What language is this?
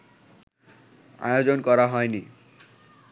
Bangla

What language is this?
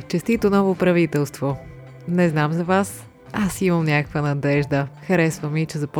Bulgarian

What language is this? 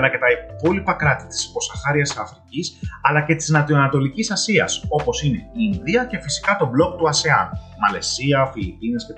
Greek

